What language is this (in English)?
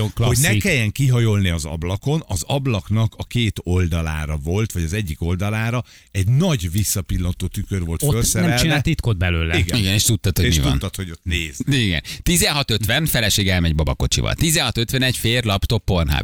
Hungarian